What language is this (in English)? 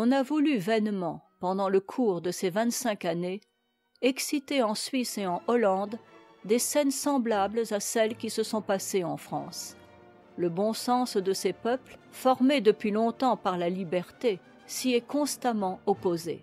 French